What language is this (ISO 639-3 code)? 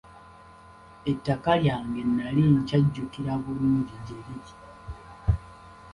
lug